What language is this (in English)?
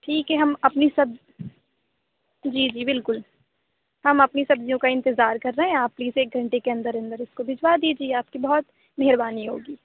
Urdu